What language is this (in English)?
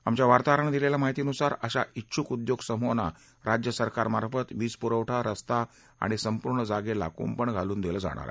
Marathi